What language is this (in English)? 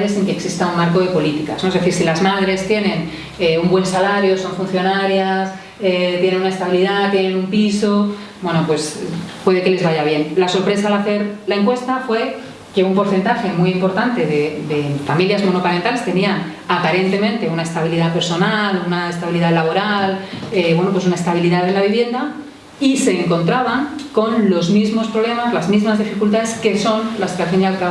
Spanish